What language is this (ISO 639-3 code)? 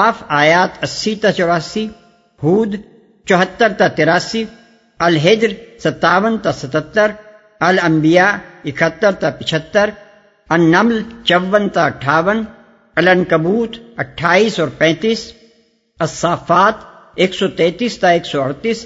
urd